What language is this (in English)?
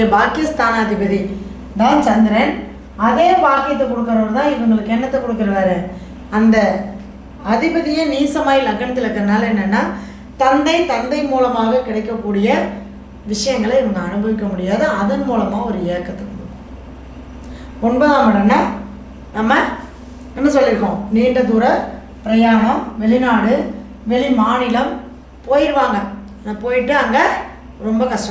Tamil